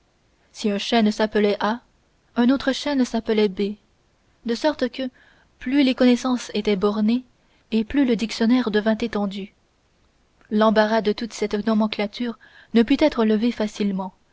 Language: French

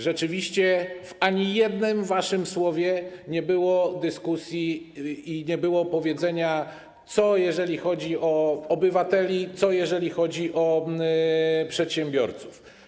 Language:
Polish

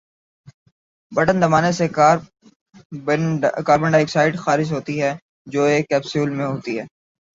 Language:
Urdu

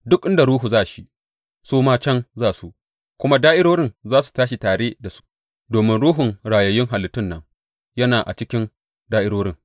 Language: Hausa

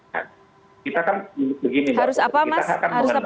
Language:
Indonesian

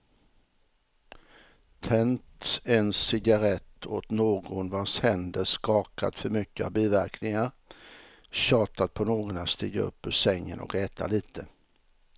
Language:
Swedish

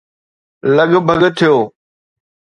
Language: Sindhi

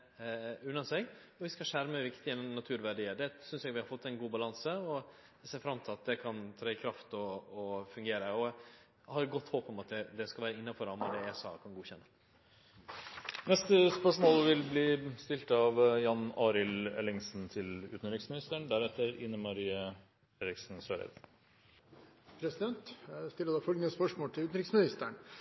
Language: Norwegian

